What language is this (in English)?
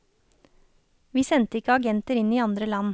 Norwegian